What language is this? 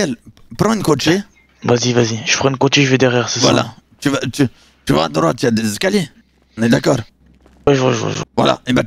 French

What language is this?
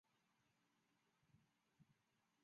Chinese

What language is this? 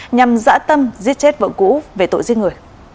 Vietnamese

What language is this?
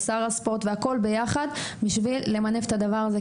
Hebrew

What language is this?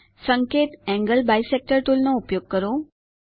Gujarati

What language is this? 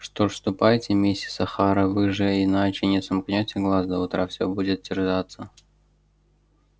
Russian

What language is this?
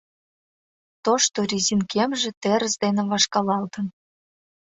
Mari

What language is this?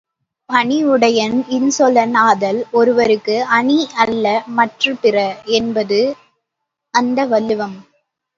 Tamil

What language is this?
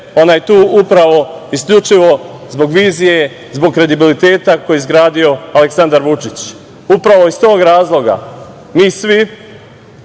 Serbian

